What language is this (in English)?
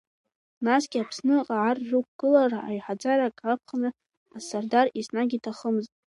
Abkhazian